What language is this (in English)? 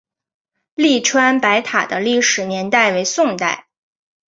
Chinese